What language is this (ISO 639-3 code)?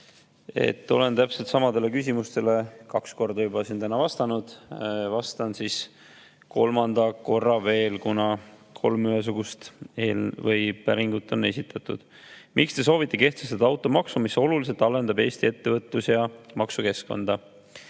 est